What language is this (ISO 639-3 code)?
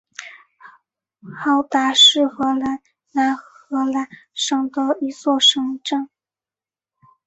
zho